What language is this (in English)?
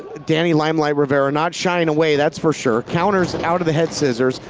English